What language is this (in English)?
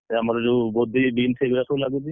Odia